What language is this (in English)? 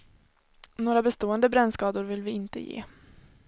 Swedish